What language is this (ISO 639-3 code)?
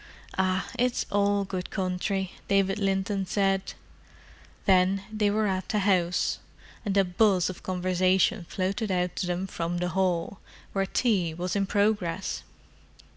eng